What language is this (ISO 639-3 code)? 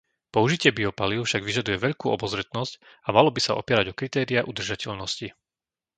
slk